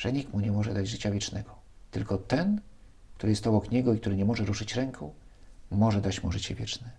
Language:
Polish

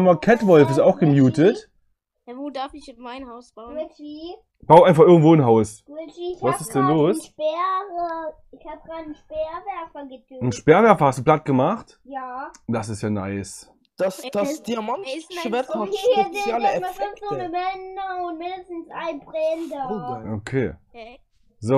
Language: German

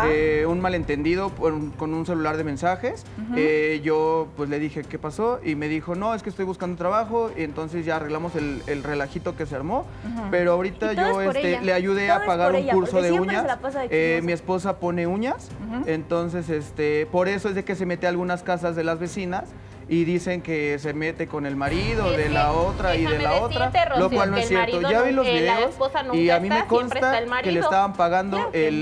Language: Spanish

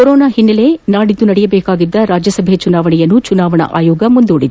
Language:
Kannada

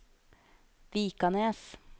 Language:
Norwegian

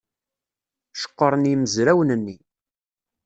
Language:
Kabyle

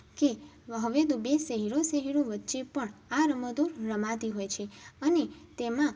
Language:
Gujarati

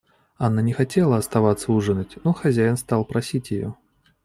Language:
Russian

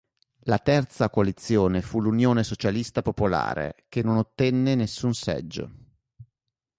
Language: Italian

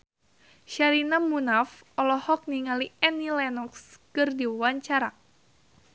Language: Sundanese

